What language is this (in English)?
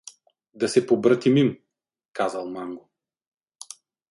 Bulgarian